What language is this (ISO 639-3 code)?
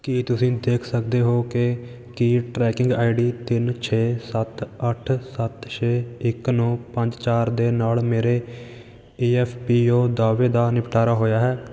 pan